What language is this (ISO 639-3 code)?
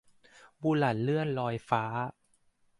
tha